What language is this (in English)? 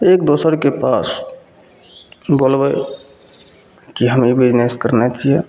Maithili